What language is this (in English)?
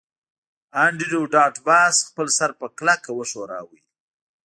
Pashto